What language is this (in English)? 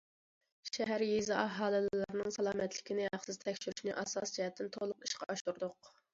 Uyghur